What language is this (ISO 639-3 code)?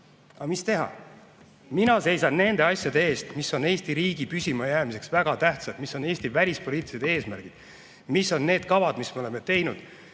est